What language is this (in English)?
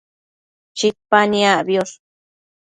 Matsés